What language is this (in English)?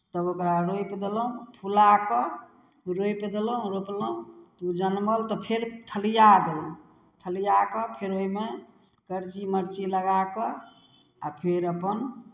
Maithili